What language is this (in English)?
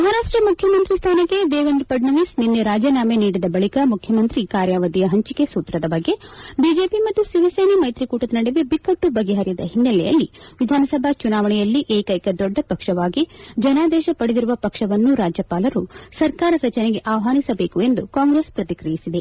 Kannada